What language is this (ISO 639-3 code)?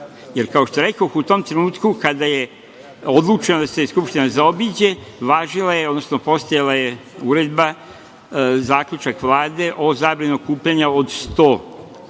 srp